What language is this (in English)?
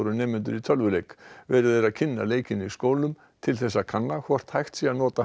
Icelandic